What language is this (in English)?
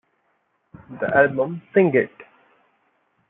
English